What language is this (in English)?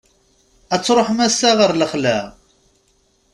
Kabyle